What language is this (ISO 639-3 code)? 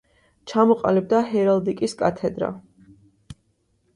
kat